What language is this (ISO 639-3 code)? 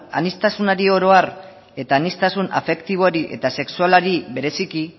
eus